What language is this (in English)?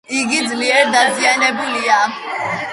Georgian